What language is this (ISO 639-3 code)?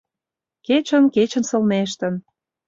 chm